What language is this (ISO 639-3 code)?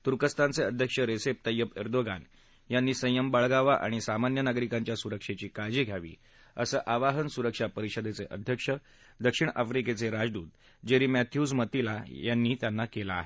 mar